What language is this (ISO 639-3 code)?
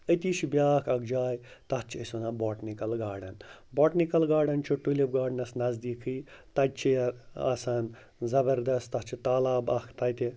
kas